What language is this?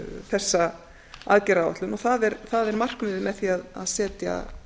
Icelandic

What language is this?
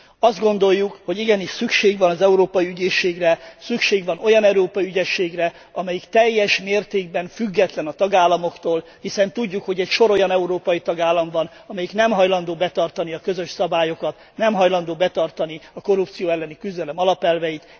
Hungarian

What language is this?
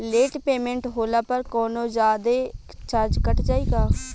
Bhojpuri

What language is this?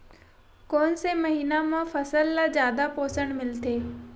Chhattisgarhi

